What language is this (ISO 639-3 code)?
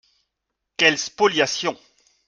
fra